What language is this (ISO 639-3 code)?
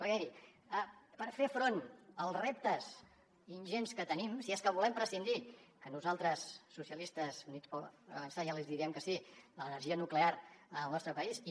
cat